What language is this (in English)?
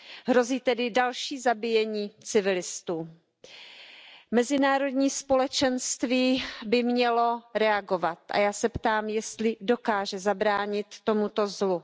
Czech